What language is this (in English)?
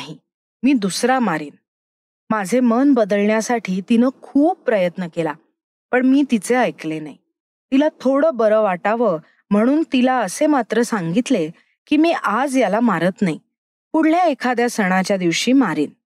Marathi